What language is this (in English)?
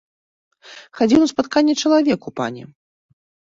Belarusian